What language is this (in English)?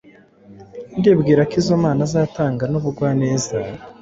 Kinyarwanda